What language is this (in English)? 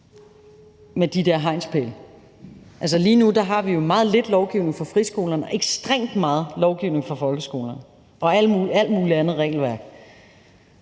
Danish